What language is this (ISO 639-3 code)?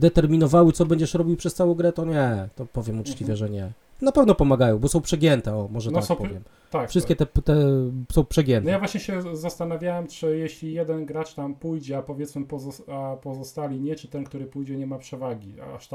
pol